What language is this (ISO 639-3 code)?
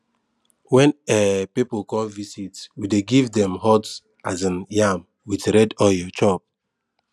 pcm